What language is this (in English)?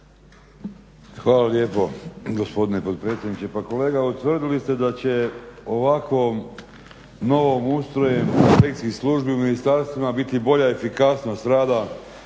Croatian